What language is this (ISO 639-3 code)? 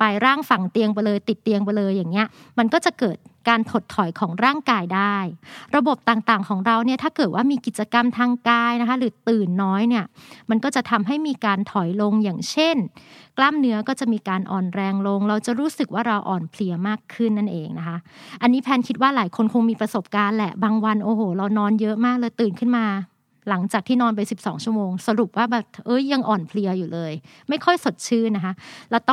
tha